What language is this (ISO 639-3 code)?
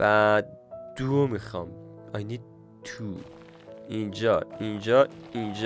fas